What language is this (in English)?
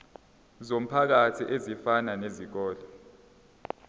Zulu